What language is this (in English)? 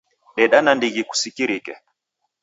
Taita